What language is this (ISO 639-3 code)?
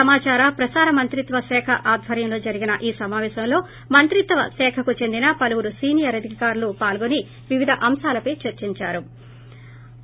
tel